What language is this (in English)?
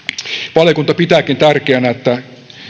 Finnish